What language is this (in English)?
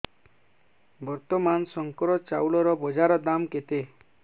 Odia